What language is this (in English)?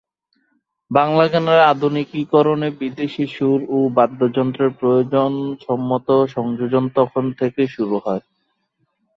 Bangla